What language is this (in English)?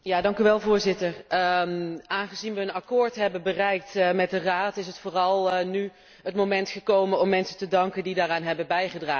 Dutch